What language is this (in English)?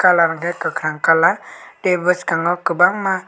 Kok Borok